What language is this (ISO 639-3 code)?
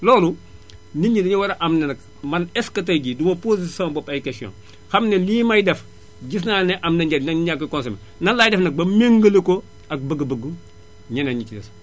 wol